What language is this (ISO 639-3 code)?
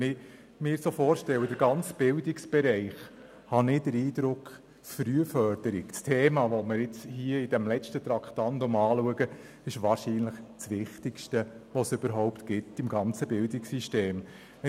gsw